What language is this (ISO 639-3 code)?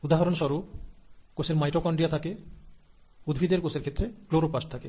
ben